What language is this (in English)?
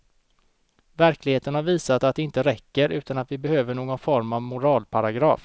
Swedish